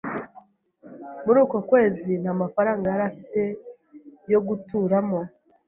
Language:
Kinyarwanda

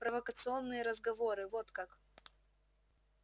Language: Russian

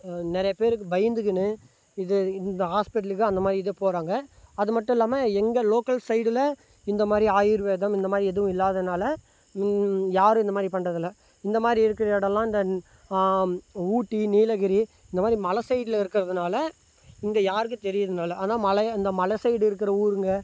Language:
Tamil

